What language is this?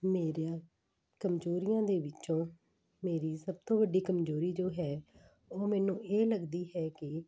Punjabi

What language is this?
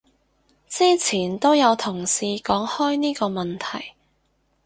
Cantonese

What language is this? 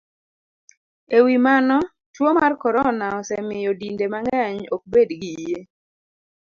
Luo (Kenya and Tanzania)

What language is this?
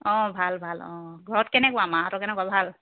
Assamese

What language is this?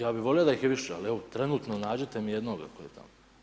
Croatian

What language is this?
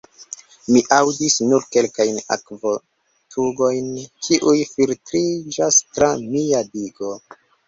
Esperanto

